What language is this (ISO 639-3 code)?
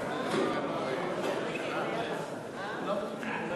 heb